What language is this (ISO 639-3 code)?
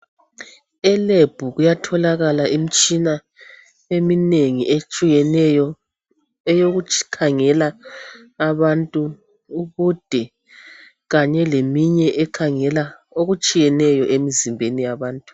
nde